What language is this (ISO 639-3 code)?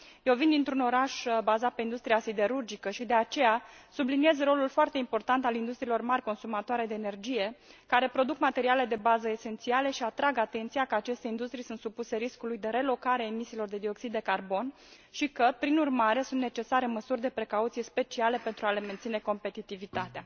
ron